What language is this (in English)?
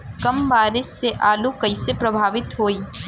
Bhojpuri